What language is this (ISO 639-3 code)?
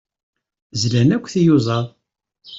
kab